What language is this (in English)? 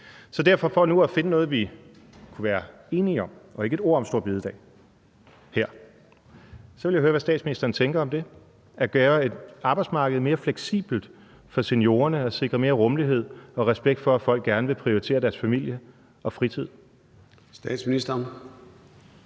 Danish